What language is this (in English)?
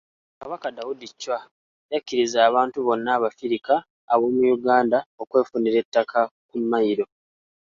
Ganda